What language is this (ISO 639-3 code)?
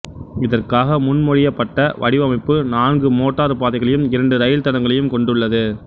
tam